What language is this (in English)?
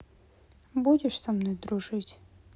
Russian